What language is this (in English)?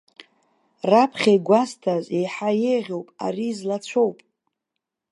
Abkhazian